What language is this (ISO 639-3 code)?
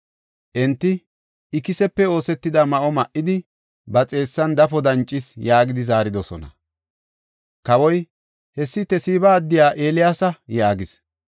gof